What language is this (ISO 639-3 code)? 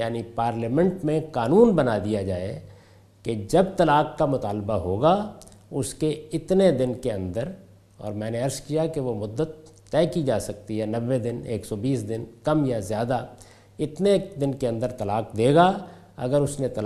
urd